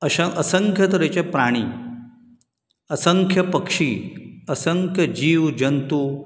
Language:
Konkani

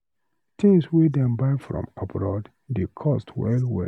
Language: Nigerian Pidgin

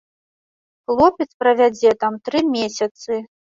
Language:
Belarusian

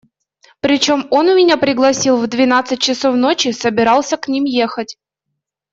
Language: Russian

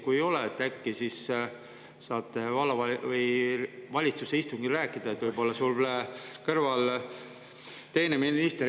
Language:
Estonian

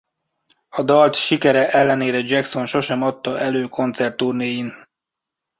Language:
Hungarian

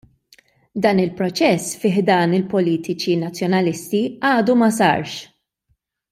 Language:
Maltese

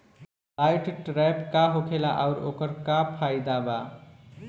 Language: Bhojpuri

